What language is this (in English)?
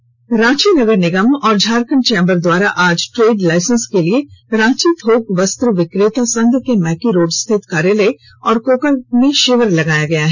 Hindi